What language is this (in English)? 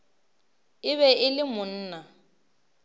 Northern Sotho